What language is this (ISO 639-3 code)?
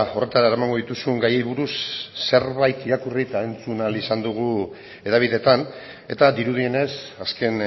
eus